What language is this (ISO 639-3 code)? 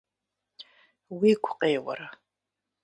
kbd